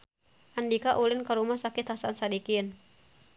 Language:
Sundanese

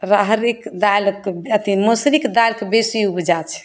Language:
Maithili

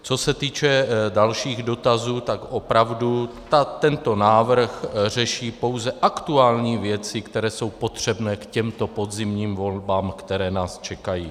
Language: Czech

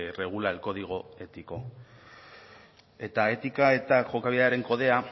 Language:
Basque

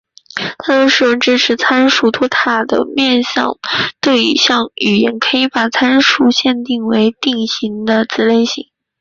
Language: Chinese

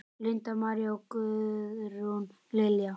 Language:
Icelandic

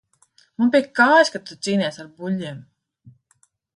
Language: Latvian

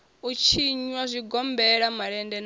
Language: Venda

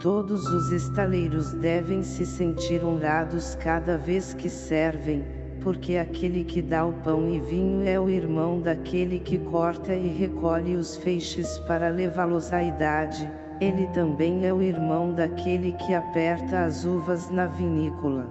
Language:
Portuguese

